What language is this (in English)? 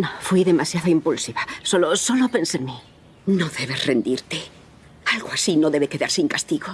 Spanish